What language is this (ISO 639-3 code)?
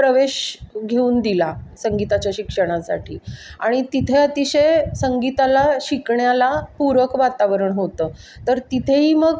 mar